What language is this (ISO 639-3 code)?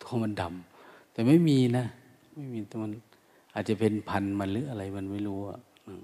tha